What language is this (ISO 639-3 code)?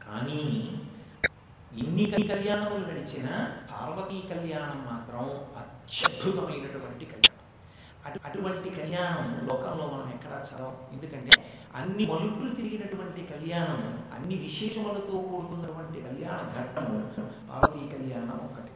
tel